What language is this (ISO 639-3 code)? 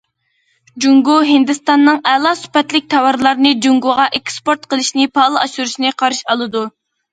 uig